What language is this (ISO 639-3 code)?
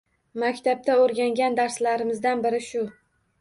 uzb